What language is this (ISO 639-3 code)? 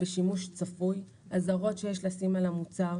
heb